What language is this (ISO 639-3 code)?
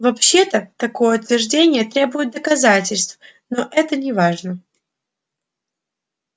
rus